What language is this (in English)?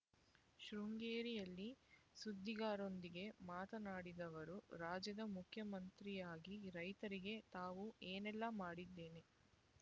Kannada